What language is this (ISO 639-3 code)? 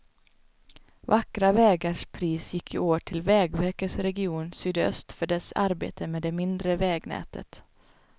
swe